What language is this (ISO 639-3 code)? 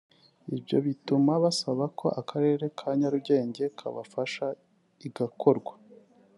kin